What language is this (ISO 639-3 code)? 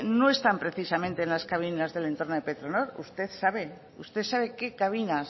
spa